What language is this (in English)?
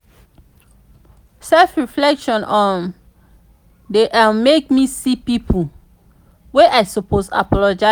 Nigerian Pidgin